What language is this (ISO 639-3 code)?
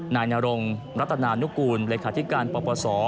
tha